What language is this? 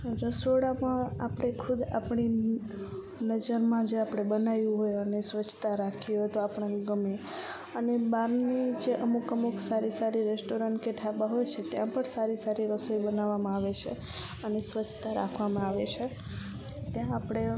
Gujarati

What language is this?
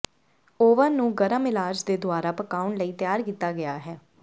Punjabi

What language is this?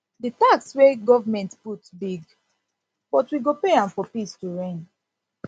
Nigerian Pidgin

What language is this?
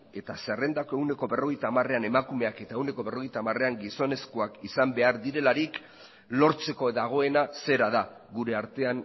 Basque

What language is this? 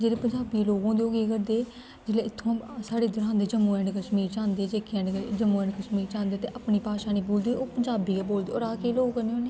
Dogri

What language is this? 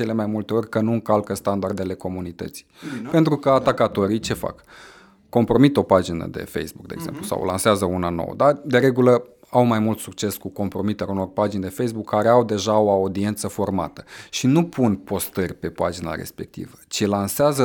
Romanian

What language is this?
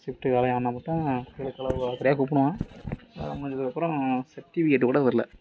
Tamil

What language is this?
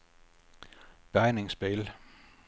Swedish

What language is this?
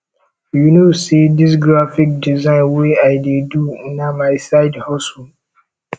Nigerian Pidgin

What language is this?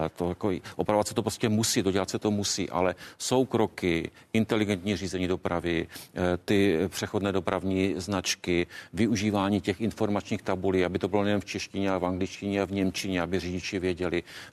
Czech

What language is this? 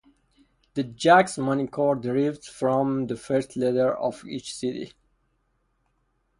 English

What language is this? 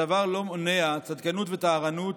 Hebrew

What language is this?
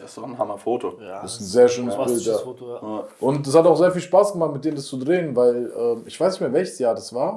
German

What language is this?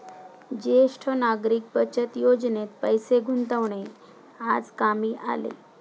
Marathi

